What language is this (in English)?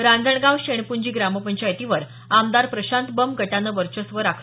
Marathi